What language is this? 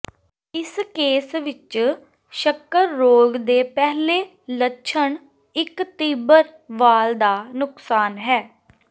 Punjabi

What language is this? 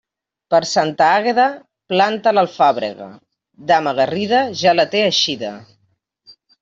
Catalan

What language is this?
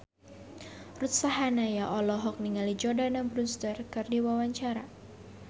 Sundanese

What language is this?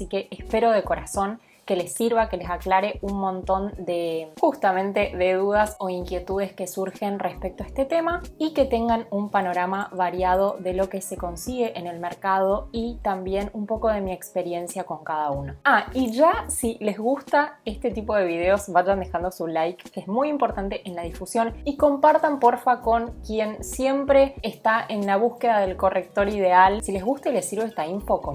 Spanish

